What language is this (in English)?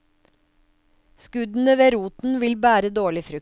Norwegian